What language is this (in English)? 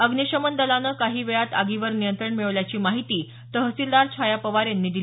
Marathi